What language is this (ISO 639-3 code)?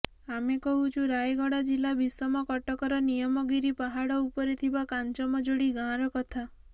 ori